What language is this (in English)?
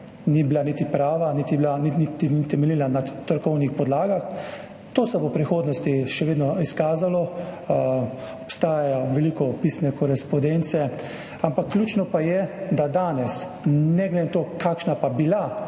Slovenian